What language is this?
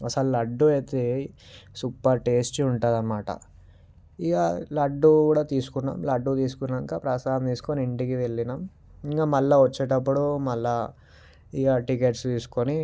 Telugu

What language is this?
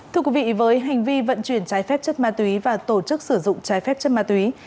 Vietnamese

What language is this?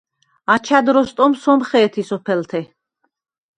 Svan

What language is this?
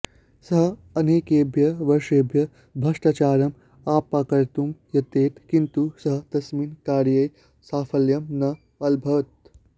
Sanskrit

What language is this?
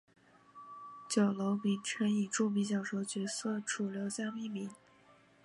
Chinese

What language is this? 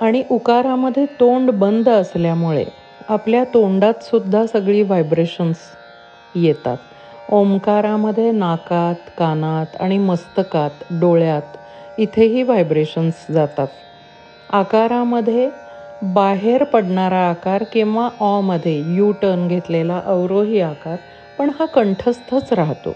Marathi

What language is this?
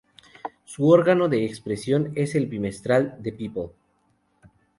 Spanish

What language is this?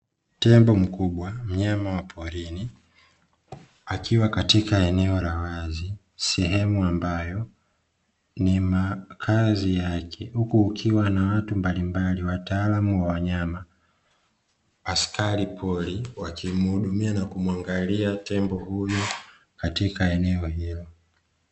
Swahili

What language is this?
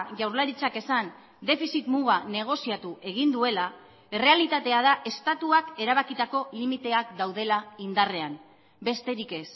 Basque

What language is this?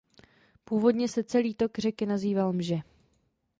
Czech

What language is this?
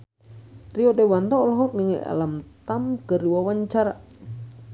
Sundanese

